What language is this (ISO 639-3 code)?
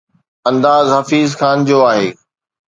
snd